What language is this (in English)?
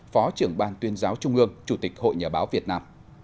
Vietnamese